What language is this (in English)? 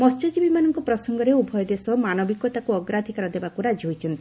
Odia